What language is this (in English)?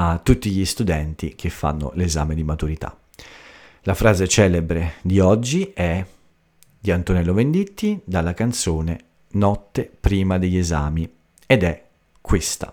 Italian